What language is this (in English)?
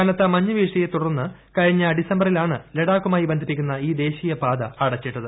Malayalam